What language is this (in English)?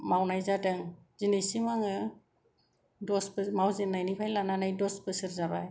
Bodo